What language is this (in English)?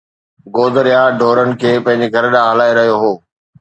Sindhi